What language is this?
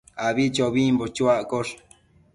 Matsés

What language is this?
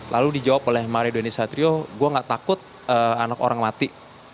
Indonesian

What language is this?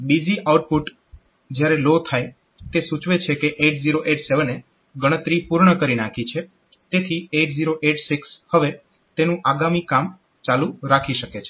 Gujarati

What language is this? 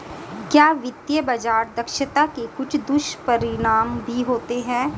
Hindi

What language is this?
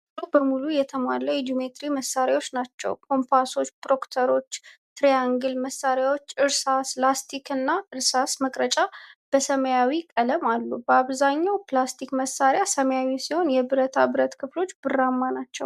Amharic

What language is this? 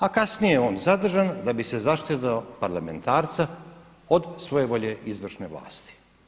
Croatian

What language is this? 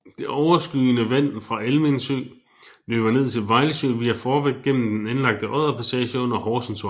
Danish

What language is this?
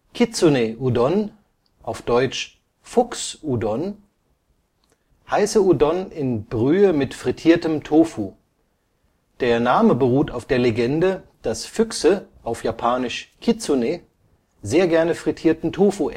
German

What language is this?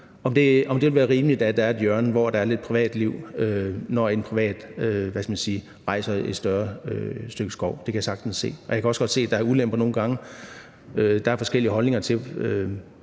Danish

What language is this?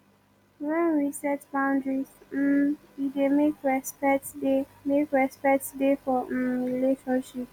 Nigerian Pidgin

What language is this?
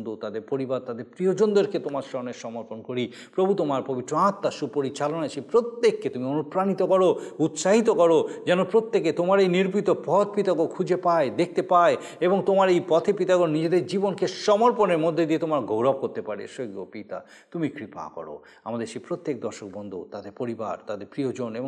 Bangla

